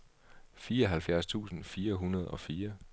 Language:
Danish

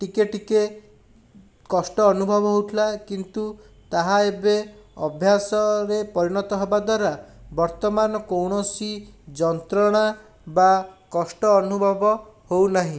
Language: Odia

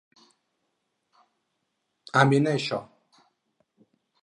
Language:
Catalan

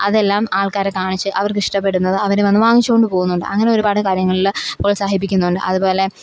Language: Malayalam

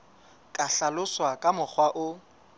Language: Southern Sotho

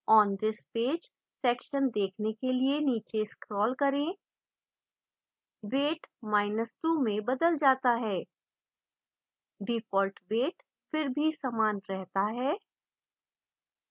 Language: Hindi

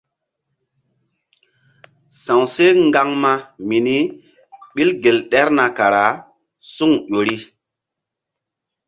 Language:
Mbum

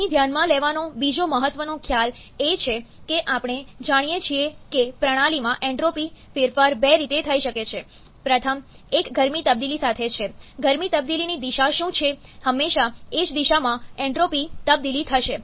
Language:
Gujarati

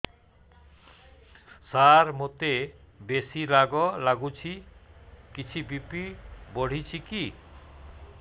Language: Odia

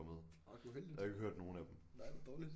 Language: Danish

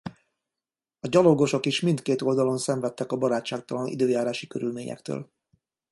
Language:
Hungarian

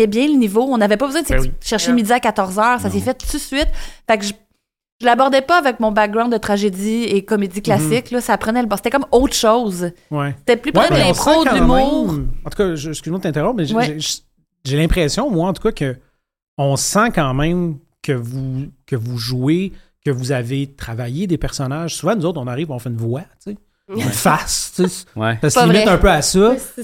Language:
French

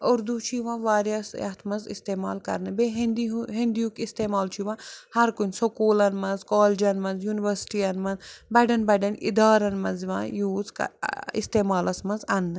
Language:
Kashmiri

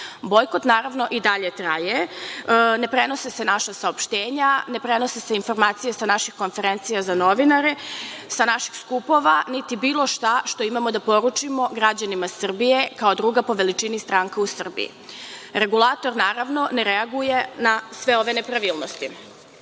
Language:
Serbian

